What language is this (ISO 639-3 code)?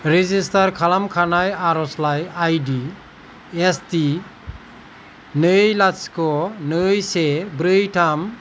brx